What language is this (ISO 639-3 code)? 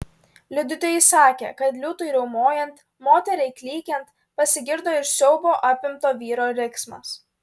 lit